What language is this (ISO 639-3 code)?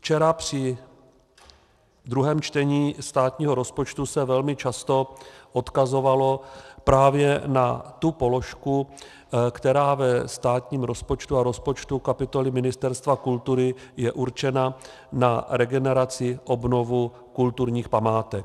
ces